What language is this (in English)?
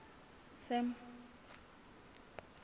Southern Sotho